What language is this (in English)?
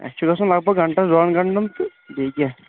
Kashmiri